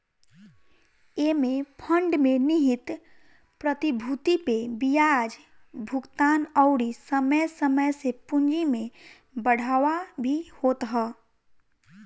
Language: Bhojpuri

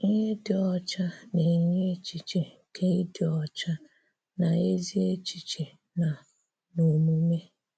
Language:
Igbo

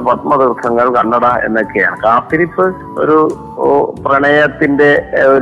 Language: Malayalam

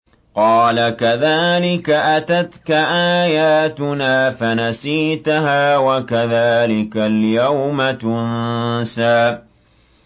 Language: Arabic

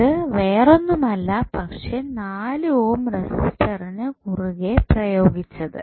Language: Malayalam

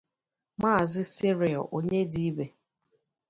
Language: Igbo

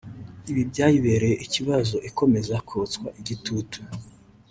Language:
Kinyarwanda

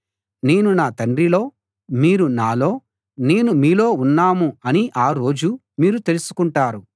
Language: Telugu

